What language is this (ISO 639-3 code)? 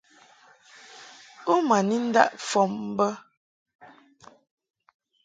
mhk